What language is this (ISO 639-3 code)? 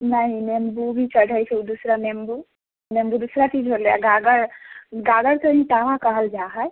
mai